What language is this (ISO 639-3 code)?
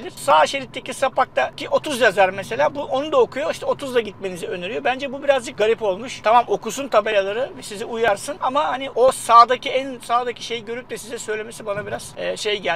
tur